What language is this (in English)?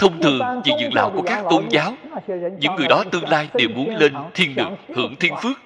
Vietnamese